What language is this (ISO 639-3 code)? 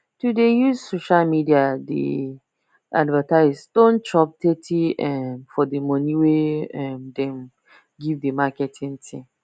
pcm